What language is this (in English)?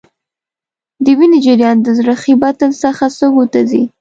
Pashto